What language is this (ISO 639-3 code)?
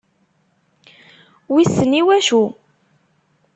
kab